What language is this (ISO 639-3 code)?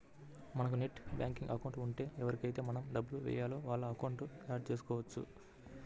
tel